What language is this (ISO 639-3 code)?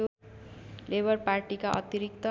nep